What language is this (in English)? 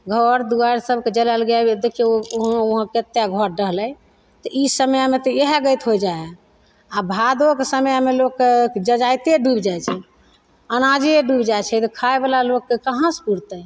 Maithili